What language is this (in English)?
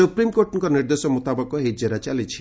Odia